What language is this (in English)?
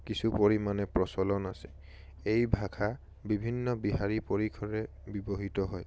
Assamese